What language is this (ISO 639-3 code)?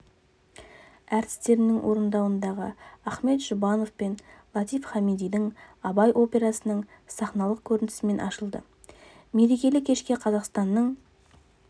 kaz